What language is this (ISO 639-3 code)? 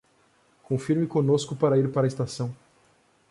por